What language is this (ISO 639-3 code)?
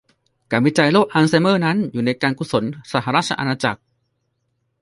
tha